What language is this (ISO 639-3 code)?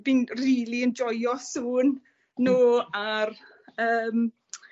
cym